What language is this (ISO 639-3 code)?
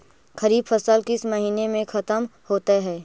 mag